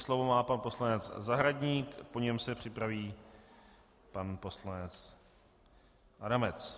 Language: Czech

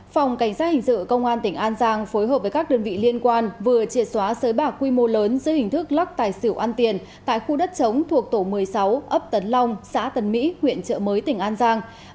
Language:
Vietnamese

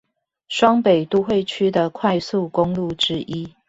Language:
Chinese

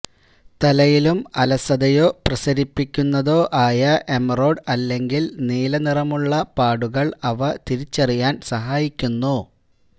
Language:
Malayalam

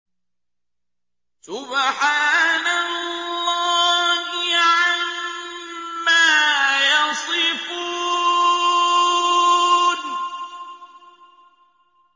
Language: Arabic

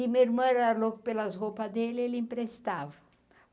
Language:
Portuguese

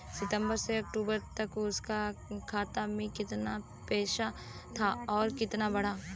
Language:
Bhojpuri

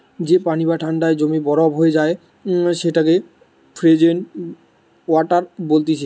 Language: Bangla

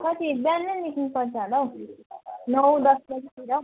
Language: Nepali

